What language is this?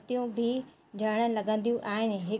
Sindhi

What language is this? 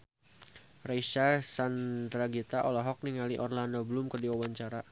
Sundanese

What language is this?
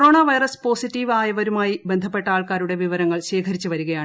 Malayalam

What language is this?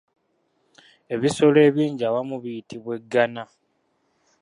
Ganda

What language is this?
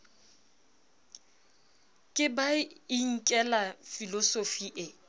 Southern Sotho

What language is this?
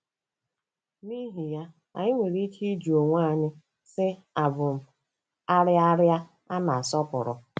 Igbo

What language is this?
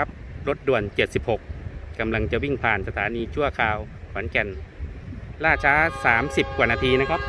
Thai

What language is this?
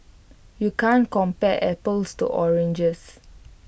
English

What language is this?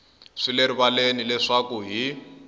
Tsonga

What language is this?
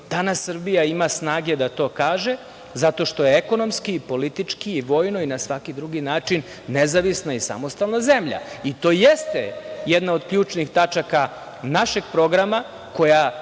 Serbian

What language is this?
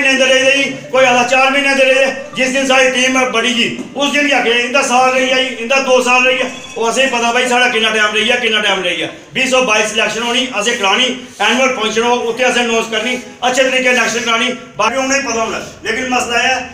Romanian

